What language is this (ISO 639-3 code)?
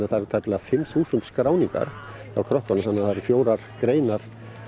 isl